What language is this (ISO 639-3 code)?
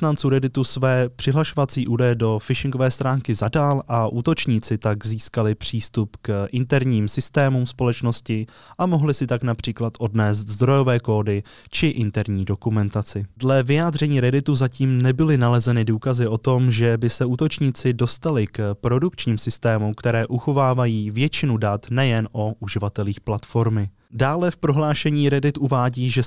ces